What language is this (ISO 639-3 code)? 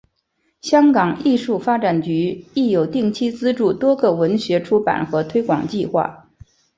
zho